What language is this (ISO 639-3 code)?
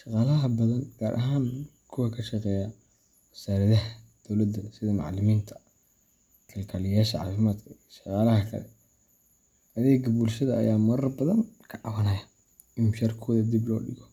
som